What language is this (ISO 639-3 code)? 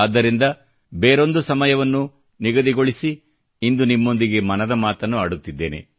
kan